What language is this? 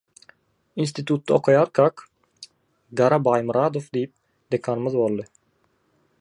Turkmen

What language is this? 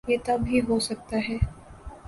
Urdu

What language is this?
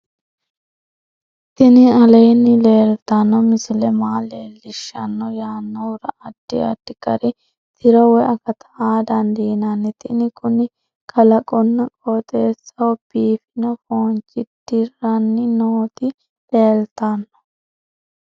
Sidamo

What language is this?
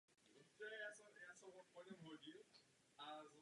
Czech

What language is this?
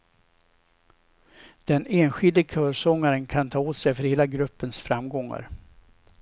Swedish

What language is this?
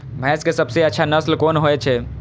Maithili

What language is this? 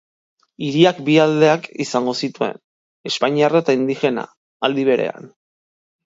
Basque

